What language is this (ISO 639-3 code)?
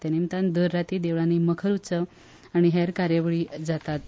kok